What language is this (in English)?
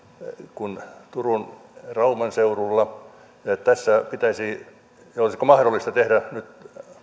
Finnish